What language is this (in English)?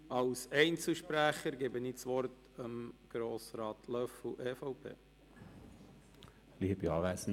Swiss German